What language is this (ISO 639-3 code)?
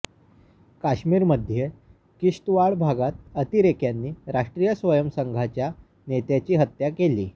mar